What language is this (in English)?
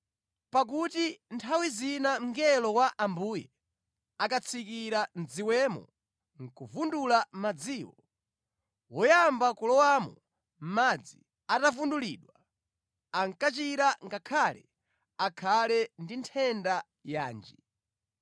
Nyanja